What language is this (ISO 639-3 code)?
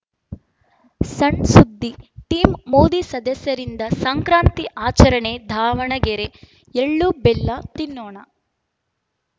kan